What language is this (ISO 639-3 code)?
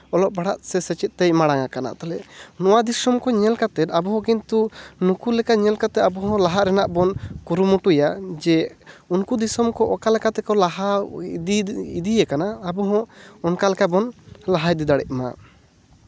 sat